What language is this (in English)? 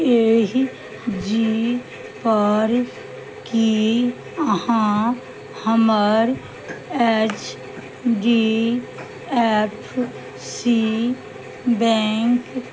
Maithili